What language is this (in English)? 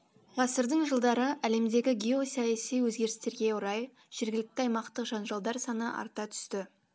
Kazakh